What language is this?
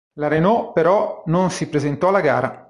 Italian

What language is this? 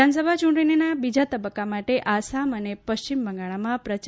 Gujarati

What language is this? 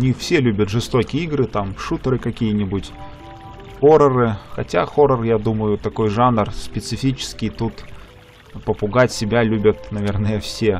Russian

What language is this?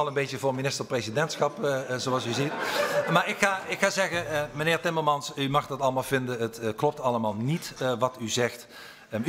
Dutch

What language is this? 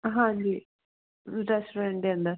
Punjabi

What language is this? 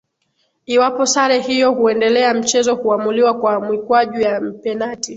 Swahili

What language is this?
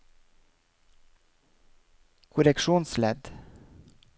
Norwegian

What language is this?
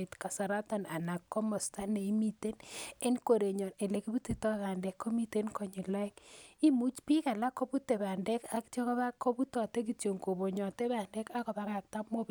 Kalenjin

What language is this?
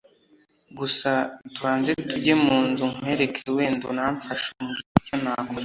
Kinyarwanda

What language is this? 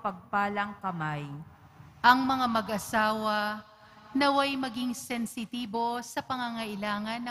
Filipino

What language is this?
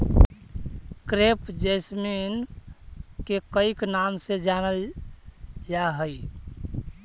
Magahi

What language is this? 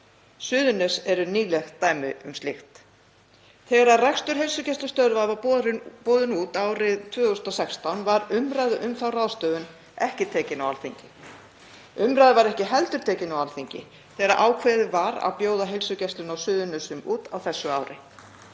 Icelandic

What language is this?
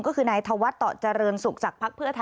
Thai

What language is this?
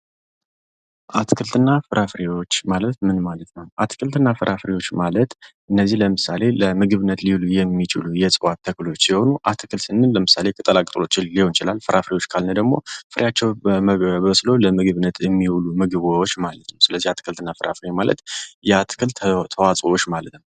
Amharic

